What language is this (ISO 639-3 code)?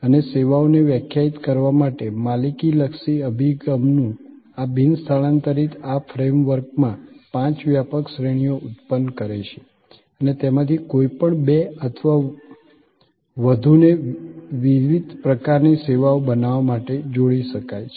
guj